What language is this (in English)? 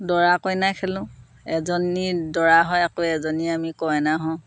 Assamese